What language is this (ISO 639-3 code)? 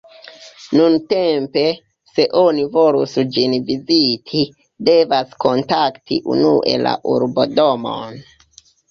epo